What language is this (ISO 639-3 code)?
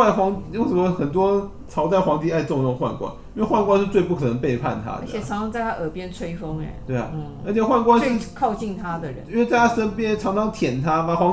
zho